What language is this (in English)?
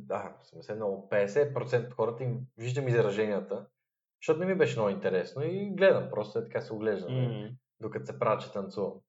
Bulgarian